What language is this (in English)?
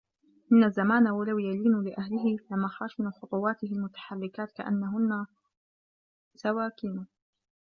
Arabic